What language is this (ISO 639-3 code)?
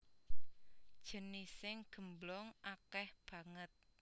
jav